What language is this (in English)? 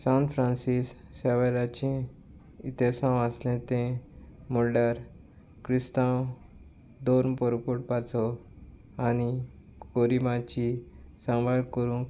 Konkani